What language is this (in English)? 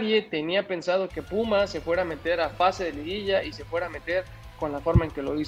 Spanish